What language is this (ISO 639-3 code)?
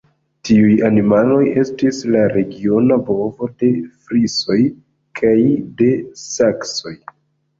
epo